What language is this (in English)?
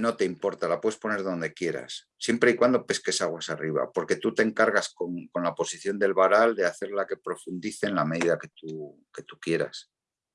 Spanish